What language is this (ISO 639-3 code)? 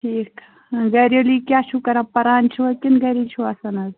kas